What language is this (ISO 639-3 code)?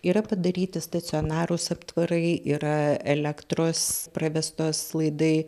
lit